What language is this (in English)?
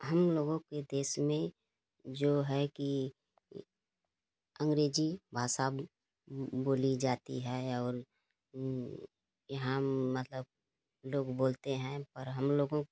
Hindi